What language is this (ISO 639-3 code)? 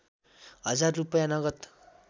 nep